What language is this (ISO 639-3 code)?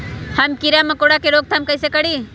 mag